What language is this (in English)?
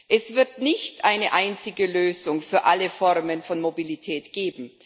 German